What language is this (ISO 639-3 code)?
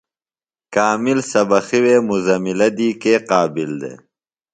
phl